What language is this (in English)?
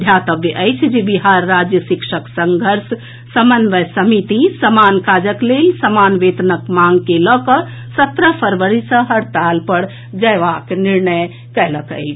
Maithili